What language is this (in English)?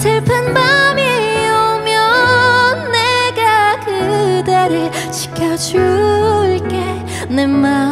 Korean